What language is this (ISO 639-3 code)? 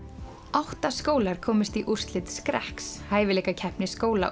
isl